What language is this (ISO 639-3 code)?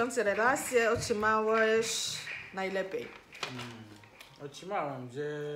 pol